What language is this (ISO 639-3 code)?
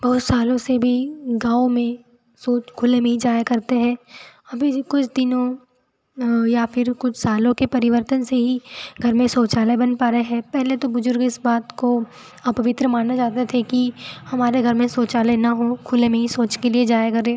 hin